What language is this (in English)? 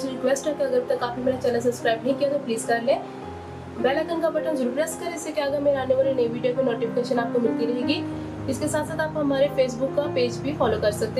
Hindi